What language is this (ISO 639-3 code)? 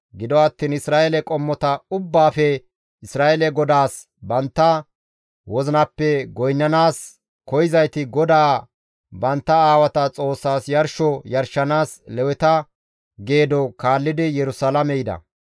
gmv